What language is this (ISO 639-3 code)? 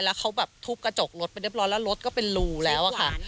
tha